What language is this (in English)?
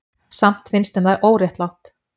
Icelandic